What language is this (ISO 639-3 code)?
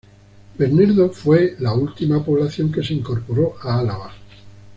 spa